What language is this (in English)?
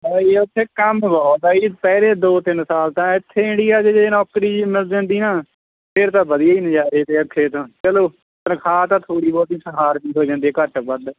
Punjabi